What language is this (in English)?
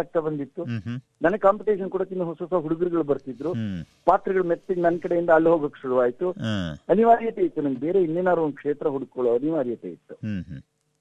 Kannada